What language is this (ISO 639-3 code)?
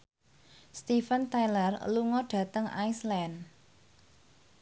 jav